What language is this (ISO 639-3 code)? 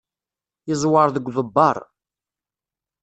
kab